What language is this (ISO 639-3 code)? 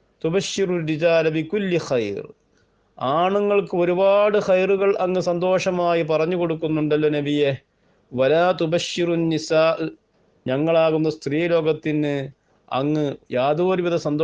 mal